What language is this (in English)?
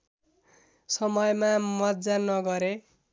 Nepali